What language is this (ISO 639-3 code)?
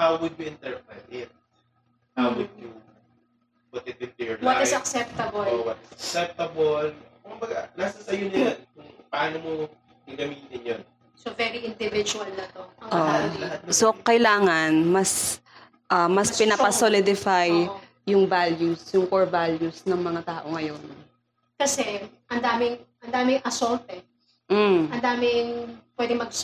fil